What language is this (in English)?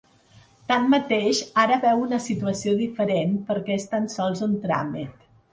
Catalan